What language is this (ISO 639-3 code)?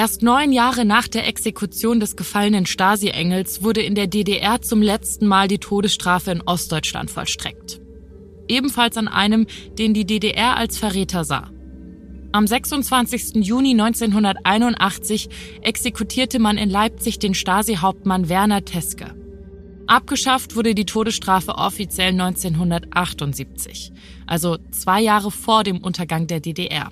deu